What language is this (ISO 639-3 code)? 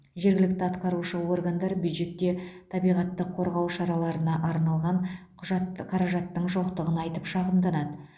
kaz